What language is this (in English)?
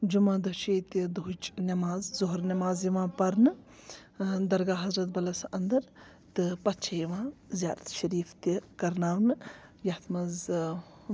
Kashmiri